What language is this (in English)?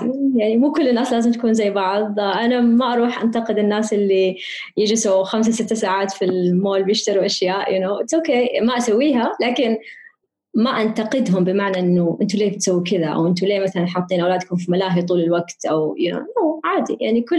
Arabic